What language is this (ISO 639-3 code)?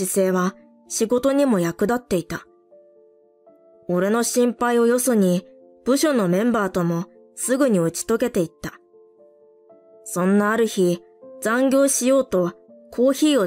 jpn